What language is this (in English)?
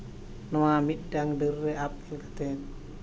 Santali